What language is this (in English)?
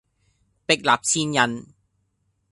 Cantonese